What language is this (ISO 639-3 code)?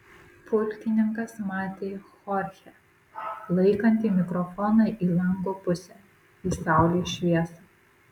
lit